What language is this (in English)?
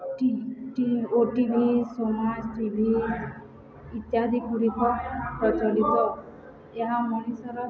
Odia